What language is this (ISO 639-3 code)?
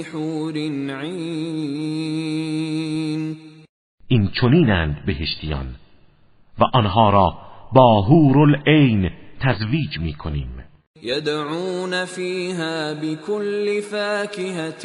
fas